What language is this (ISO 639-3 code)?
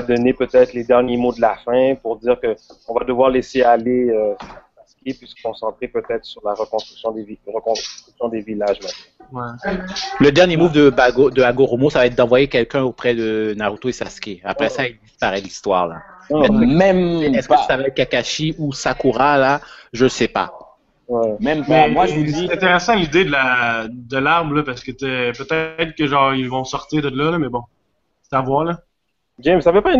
fra